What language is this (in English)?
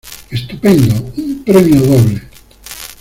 Spanish